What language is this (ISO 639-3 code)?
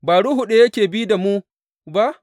hau